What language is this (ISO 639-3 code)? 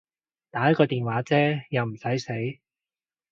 yue